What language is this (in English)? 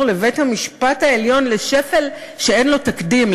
Hebrew